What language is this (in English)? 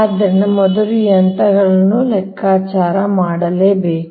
Kannada